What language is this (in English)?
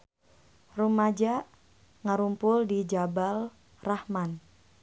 Sundanese